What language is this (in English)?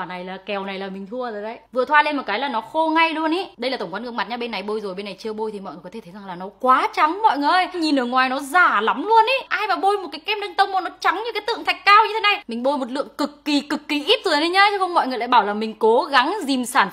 Vietnamese